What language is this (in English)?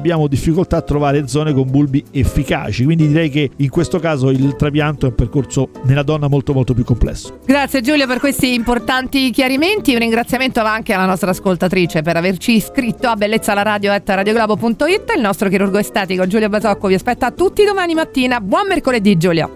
Italian